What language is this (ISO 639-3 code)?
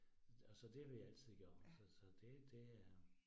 dan